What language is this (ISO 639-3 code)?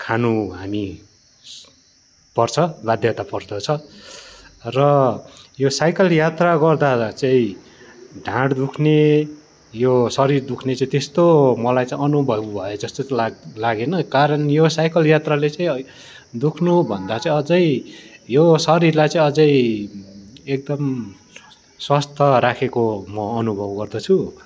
nep